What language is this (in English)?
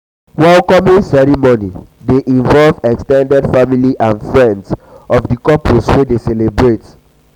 Nigerian Pidgin